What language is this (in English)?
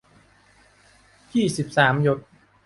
Thai